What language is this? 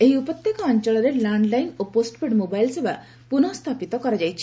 Odia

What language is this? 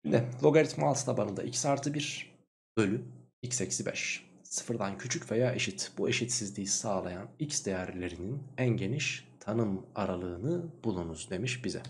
Turkish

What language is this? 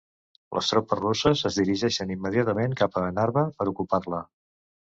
Catalan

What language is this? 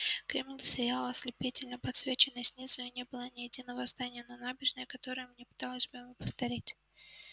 Russian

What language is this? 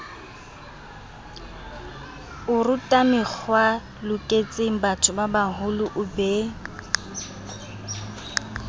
Southern Sotho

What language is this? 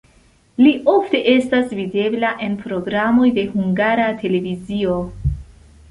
Esperanto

